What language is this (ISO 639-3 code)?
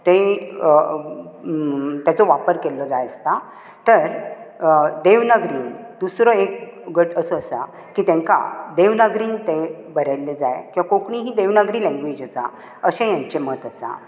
kok